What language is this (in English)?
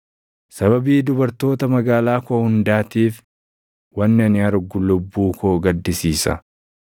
Oromo